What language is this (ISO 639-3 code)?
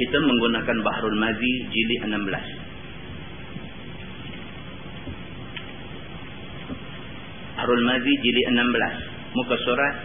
msa